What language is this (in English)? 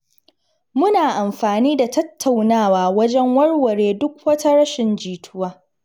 Hausa